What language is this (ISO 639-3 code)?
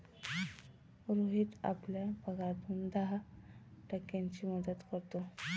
mar